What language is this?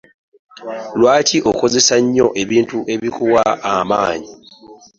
Ganda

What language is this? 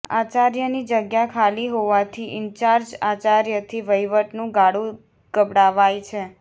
Gujarati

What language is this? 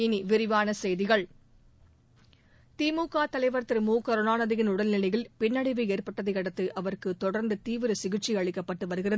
Tamil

